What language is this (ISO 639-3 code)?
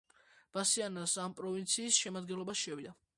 kat